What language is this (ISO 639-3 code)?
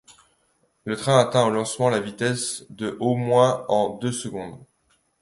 fra